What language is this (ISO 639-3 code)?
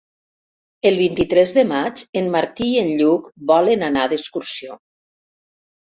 cat